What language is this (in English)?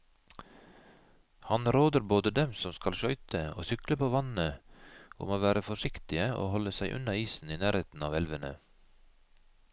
Norwegian